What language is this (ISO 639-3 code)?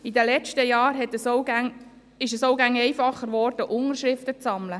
gsw